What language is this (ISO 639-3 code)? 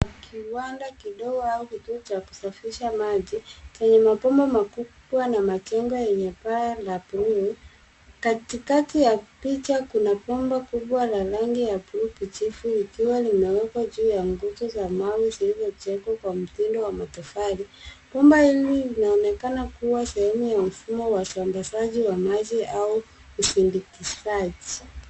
swa